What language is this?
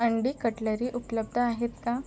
Marathi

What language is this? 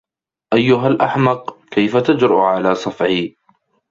Arabic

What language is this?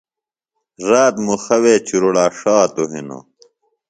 Phalura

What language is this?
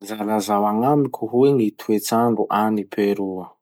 Masikoro Malagasy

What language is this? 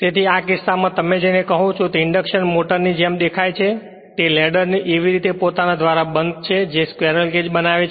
Gujarati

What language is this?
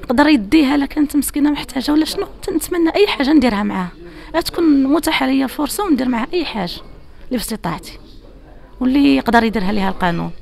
Arabic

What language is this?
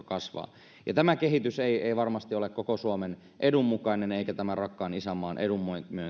Finnish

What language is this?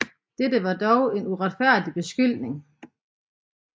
Danish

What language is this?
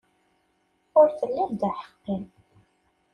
Kabyle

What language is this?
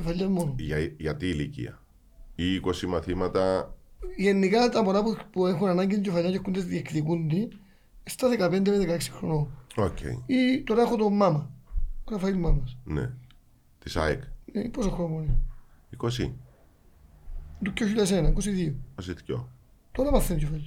Greek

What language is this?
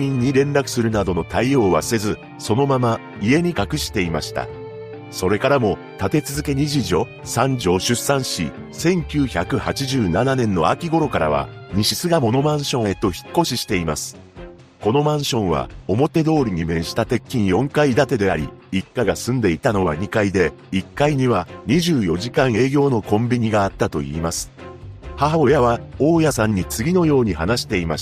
Japanese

